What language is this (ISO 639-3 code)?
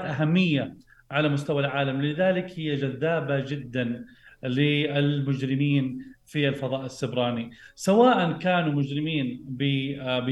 ara